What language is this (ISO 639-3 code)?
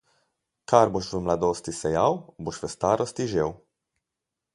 slv